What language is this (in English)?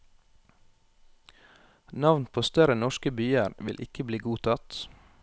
Norwegian